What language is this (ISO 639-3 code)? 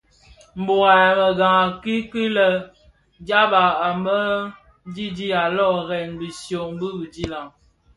ksf